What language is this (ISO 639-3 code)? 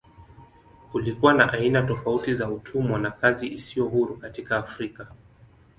swa